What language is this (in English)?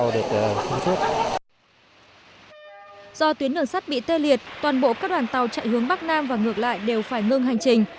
Vietnamese